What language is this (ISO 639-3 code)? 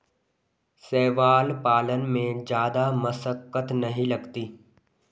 hin